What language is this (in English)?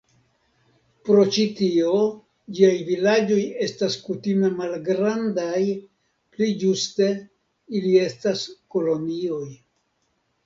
Esperanto